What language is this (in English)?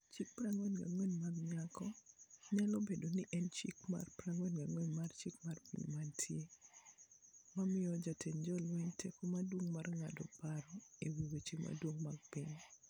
Luo (Kenya and Tanzania)